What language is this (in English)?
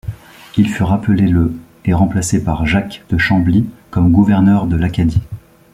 French